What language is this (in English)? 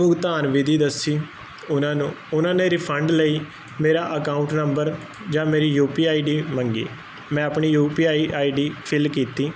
Punjabi